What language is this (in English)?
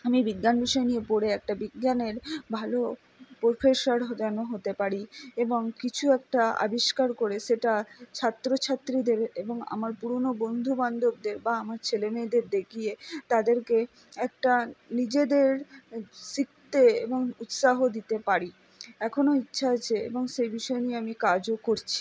Bangla